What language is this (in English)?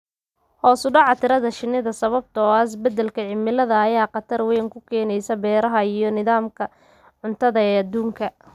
Somali